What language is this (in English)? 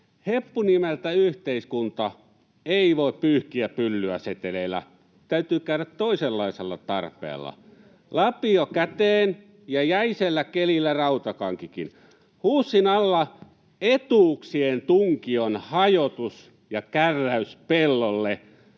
Finnish